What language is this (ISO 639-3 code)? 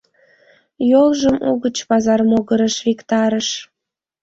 chm